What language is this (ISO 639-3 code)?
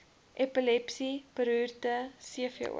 afr